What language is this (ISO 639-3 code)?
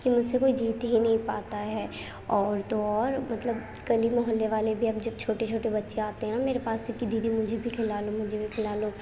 urd